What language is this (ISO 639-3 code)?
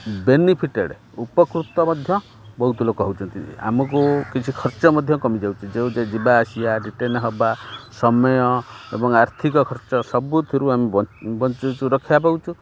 ori